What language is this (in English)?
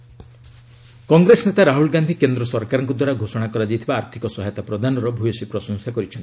Odia